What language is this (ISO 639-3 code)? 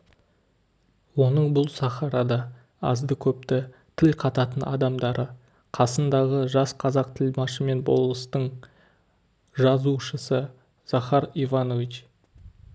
kaz